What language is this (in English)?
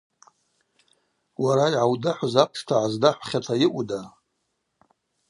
Abaza